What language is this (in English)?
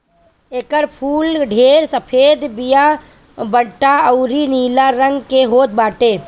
Bhojpuri